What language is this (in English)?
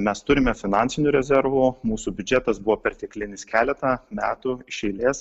Lithuanian